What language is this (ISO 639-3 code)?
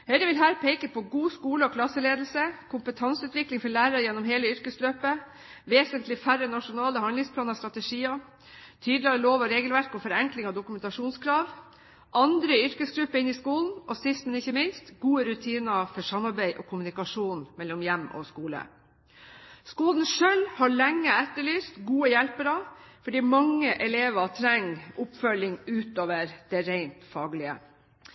nob